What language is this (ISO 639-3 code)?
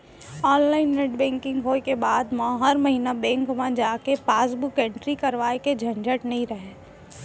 hne